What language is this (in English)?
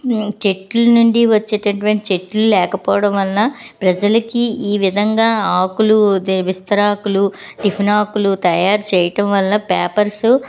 Telugu